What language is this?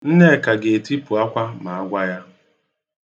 Igbo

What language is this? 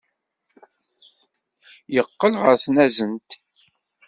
Kabyle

